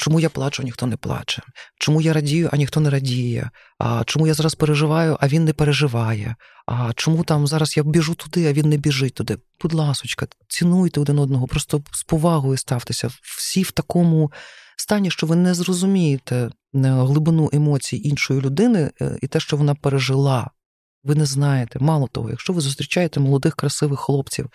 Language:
Ukrainian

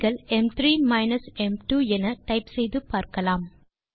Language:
Tamil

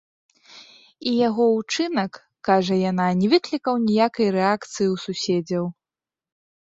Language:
Belarusian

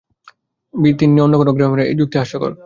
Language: Bangla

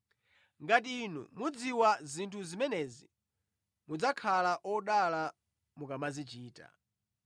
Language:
Nyanja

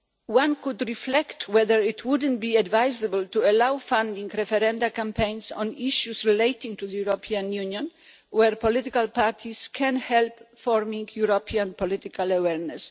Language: English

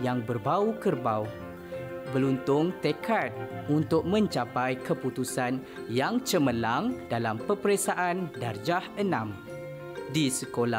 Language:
Malay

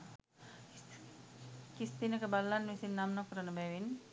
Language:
Sinhala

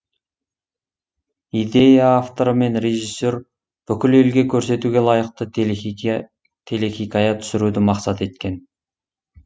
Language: Kazakh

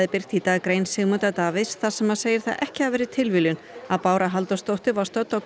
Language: Icelandic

